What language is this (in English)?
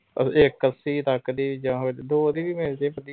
Punjabi